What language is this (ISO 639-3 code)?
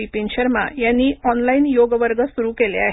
mar